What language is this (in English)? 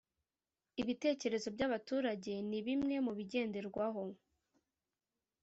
Kinyarwanda